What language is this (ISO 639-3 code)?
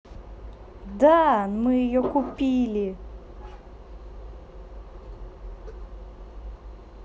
rus